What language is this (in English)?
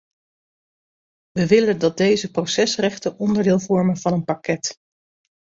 Dutch